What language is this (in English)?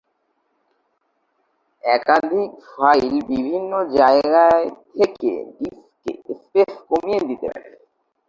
Bangla